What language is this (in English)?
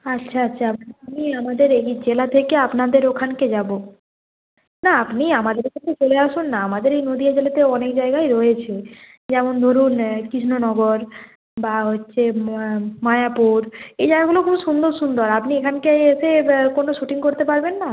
Bangla